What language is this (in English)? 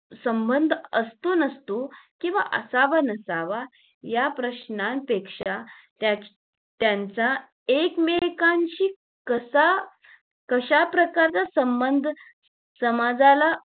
Marathi